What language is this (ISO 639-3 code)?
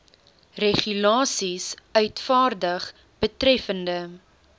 afr